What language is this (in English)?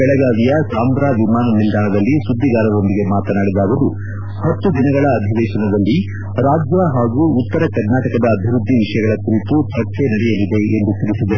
Kannada